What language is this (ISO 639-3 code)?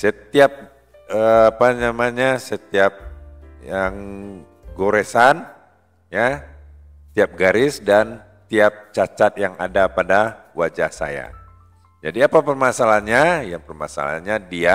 ind